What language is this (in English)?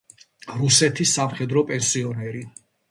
Georgian